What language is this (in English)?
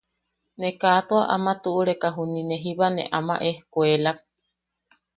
Yaqui